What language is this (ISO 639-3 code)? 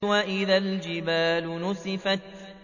ara